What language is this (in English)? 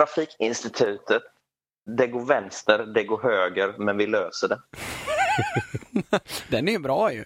Swedish